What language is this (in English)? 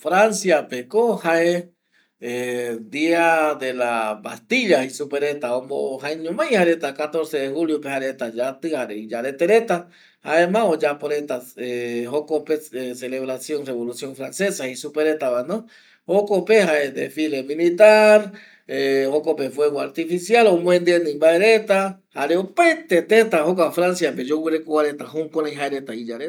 Eastern Bolivian Guaraní